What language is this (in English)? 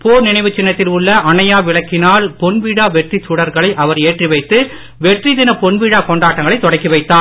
Tamil